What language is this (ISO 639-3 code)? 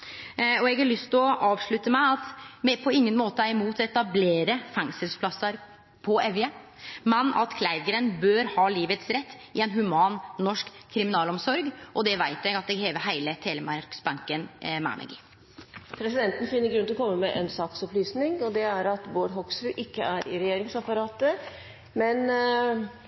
nor